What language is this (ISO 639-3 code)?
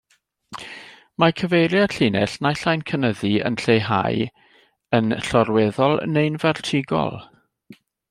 cym